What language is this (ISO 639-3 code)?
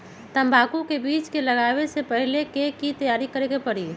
mag